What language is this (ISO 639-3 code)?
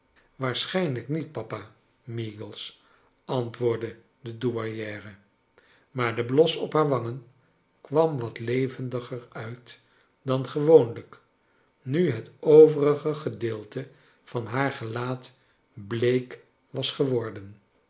nld